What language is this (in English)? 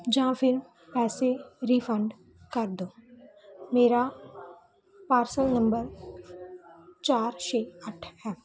Punjabi